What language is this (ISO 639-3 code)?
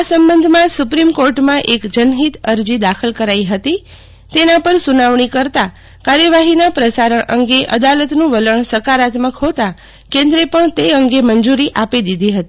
guj